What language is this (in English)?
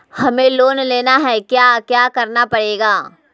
Magahi